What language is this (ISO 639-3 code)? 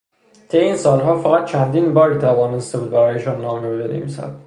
fas